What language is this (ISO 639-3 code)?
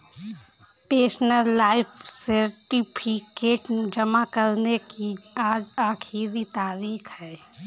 hin